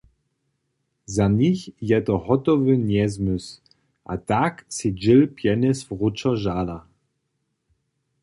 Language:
Upper Sorbian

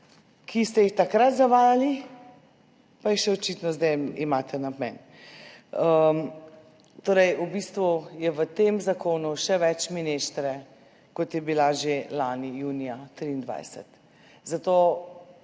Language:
Slovenian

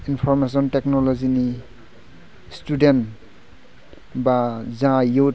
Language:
Bodo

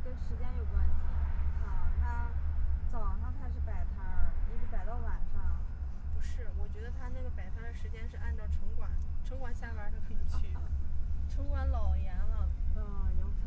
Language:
Chinese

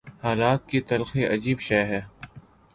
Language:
Urdu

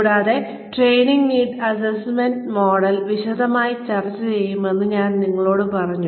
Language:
Malayalam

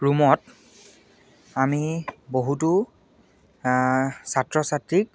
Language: Assamese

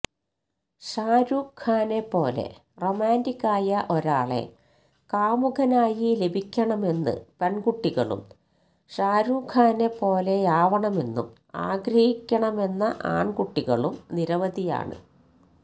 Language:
Malayalam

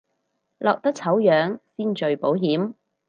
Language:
Cantonese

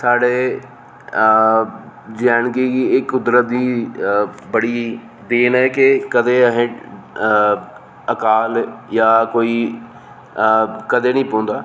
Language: Dogri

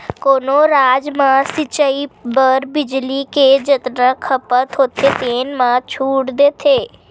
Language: Chhattisgarhi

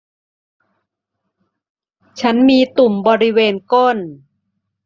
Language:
Thai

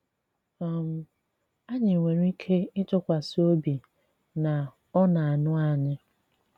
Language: Igbo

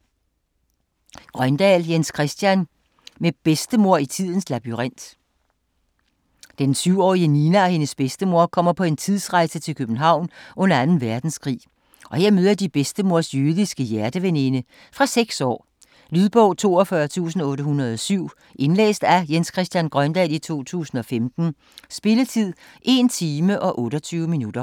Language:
Danish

